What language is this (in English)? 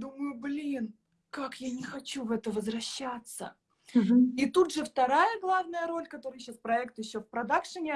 Russian